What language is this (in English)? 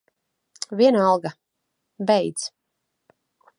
Latvian